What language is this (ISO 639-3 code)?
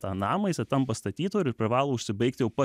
lit